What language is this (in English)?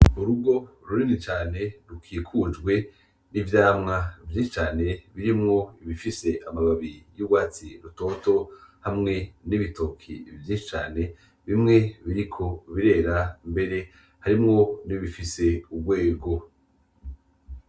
Rundi